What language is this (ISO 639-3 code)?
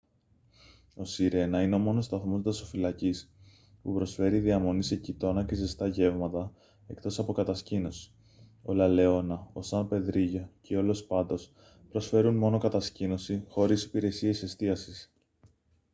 ell